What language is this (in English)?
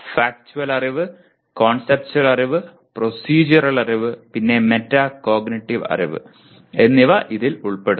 Malayalam